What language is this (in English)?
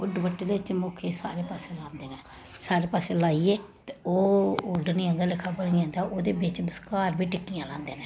Dogri